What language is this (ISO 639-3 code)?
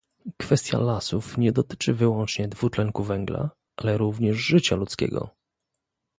pol